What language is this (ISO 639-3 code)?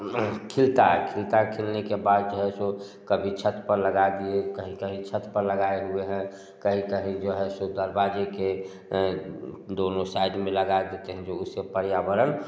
hin